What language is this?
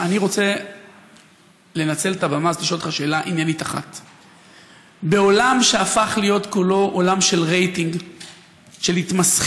Hebrew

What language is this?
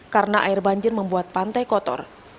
Indonesian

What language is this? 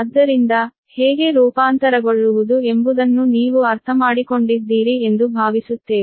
Kannada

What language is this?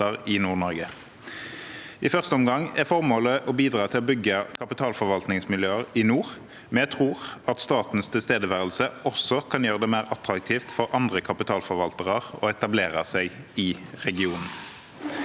Norwegian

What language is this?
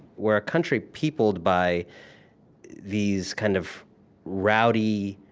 English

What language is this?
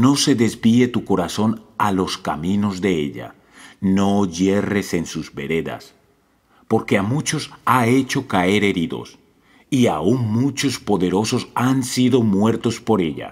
Spanish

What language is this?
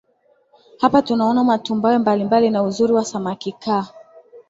Swahili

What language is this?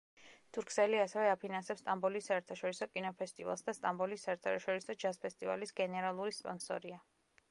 Georgian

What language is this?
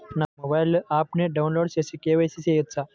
Telugu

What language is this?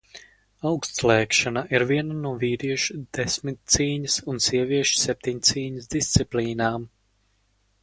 Latvian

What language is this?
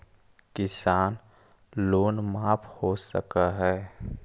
Magahi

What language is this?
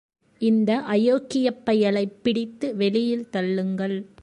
Tamil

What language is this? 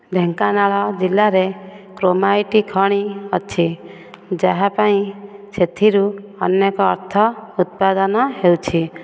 Odia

